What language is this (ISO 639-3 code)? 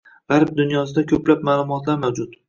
uzb